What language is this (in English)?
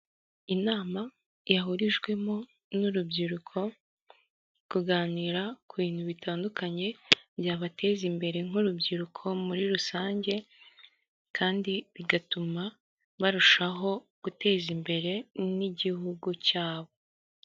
Kinyarwanda